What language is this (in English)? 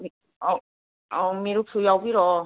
Manipuri